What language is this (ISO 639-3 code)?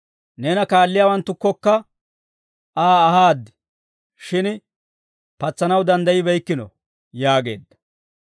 dwr